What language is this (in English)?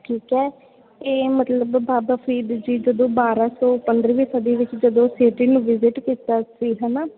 Punjabi